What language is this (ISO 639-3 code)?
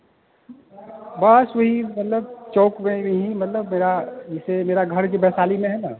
hin